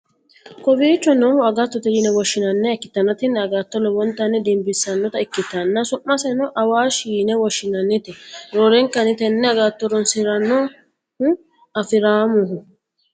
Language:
Sidamo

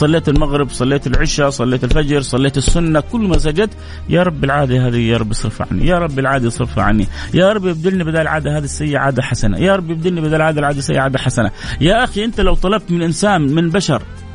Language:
Arabic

